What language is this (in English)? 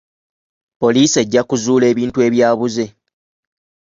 Ganda